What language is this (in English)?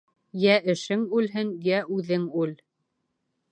Bashkir